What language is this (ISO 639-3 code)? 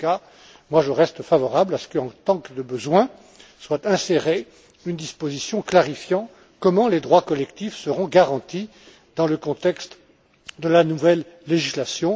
fra